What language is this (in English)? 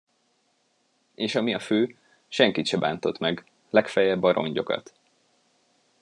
Hungarian